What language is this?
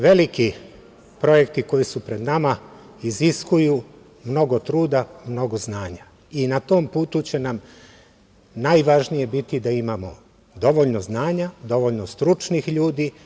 Serbian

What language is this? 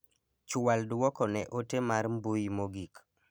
Luo (Kenya and Tanzania)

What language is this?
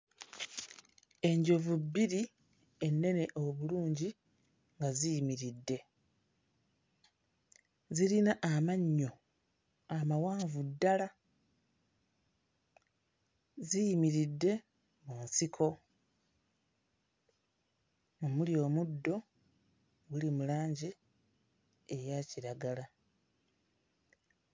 Ganda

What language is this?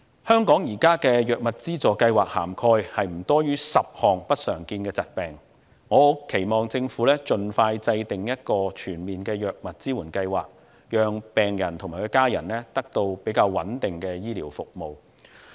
Cantonese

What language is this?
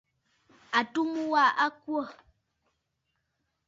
Bafut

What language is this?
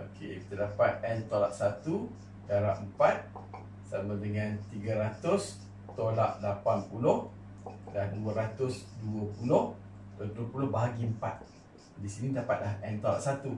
Malay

